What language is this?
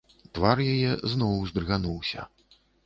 Belarusian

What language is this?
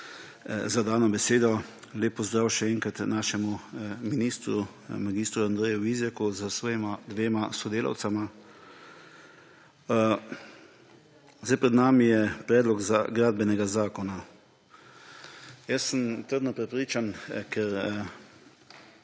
Slovenian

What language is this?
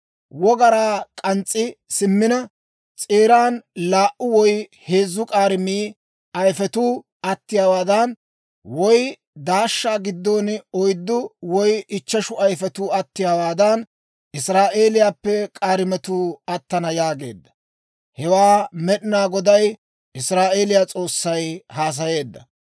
Dawro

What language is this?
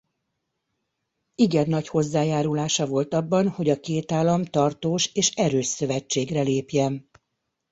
Hungarian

